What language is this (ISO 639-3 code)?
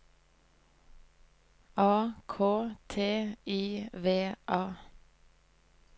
nor